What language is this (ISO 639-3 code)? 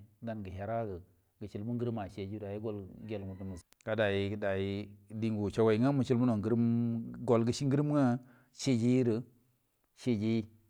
bdm